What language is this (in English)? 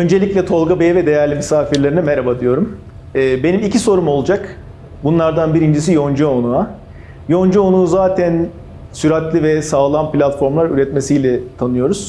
Turkish